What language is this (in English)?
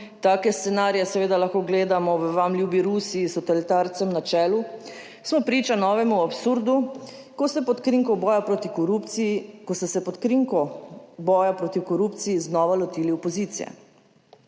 Slovenian